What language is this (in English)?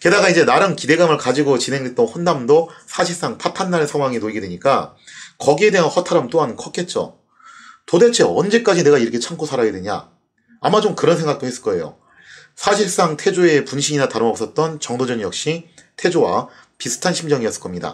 Korean